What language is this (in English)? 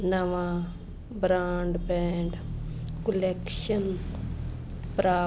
Punjabi